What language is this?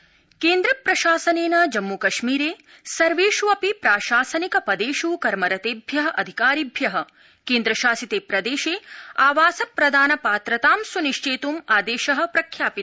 Sanskrit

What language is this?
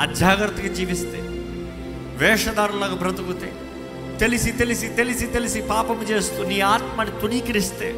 Telugu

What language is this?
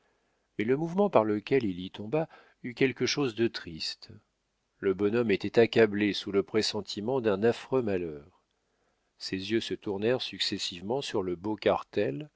French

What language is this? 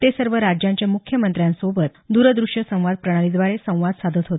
Marathi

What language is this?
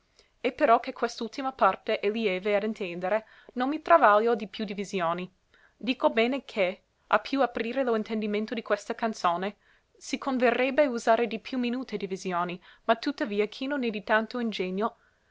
Italian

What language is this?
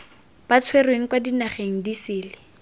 Tswana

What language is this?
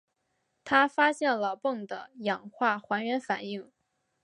Chinese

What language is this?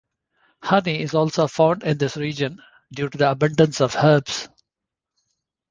English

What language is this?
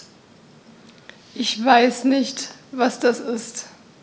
German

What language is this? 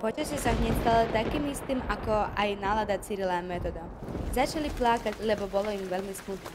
Russian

